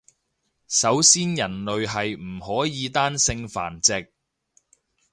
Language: Cantonese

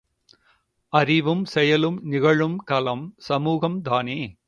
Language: Tamil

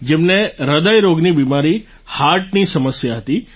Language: Gujarati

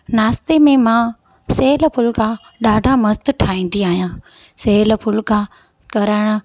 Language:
Sindhi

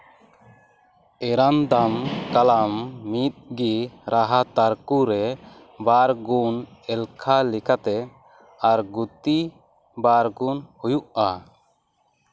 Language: Santali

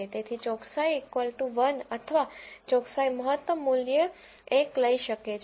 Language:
Gujarati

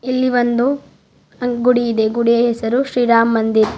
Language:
Kannada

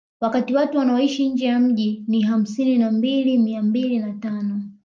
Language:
Swahili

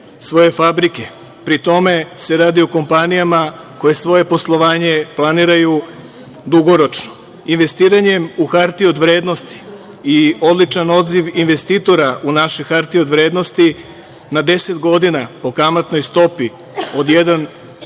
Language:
Serbian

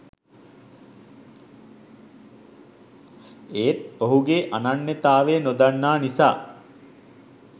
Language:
Sinhala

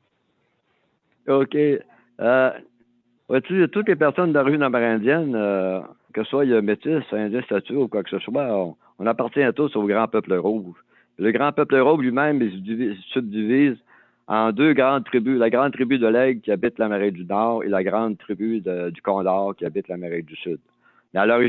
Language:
French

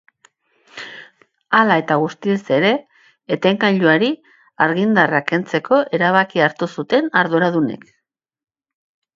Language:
Basque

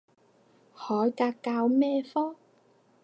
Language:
Cantonese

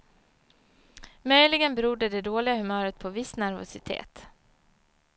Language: Swedish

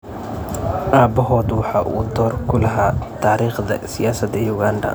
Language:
Somali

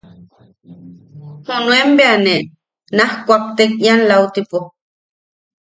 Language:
Yaqui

